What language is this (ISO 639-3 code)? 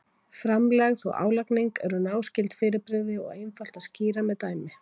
isl